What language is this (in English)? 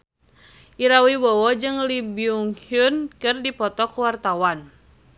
Sundanese